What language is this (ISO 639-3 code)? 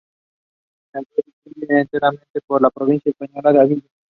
spa